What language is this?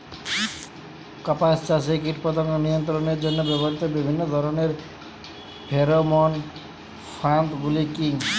Bangla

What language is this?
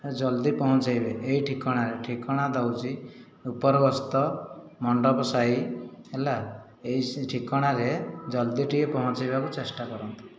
Odia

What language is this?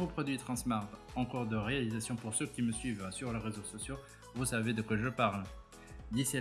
French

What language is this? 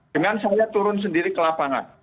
Indonesian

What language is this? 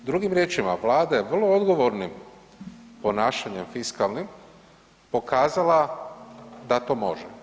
Croatian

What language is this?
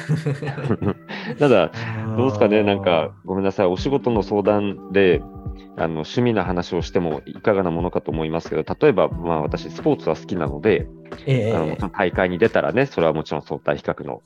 Japanese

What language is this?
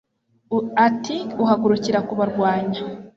Kinyarwanda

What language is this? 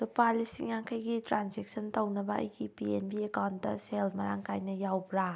Manipuri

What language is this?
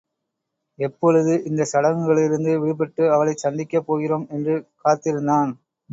Tamil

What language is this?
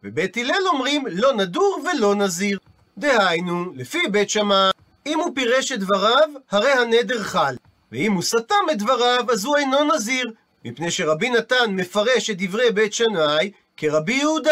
Hebrew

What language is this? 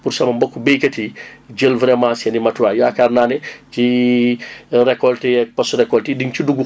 Wolof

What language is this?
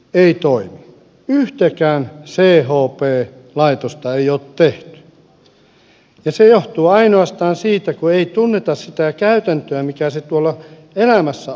Finnish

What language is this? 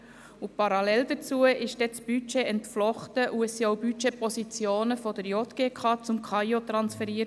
Swiss German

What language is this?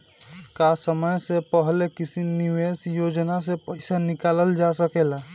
Bhojpuri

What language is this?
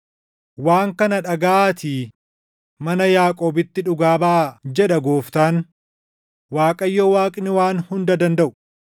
Oromo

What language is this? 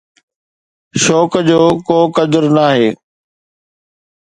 Sindhi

